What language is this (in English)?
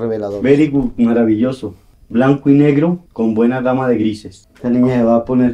Spanish